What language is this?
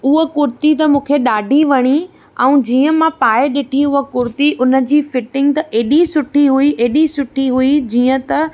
Sindhi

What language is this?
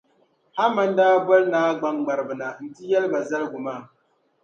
Dagbani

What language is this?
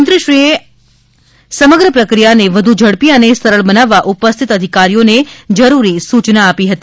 Gujarati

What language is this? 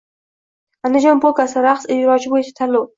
Uzbek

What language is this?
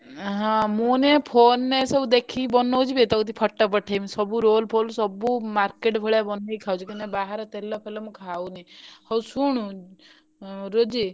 Odia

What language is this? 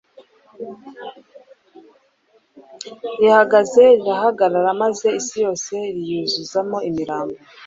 Kinyarwanda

